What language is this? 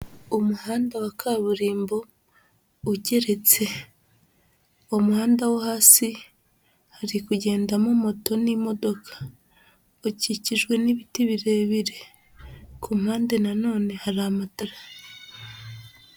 Kinyarwanda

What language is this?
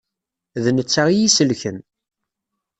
Kabyle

